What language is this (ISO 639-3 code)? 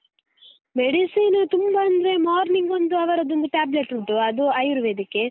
kan